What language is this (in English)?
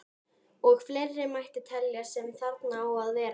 Icelandic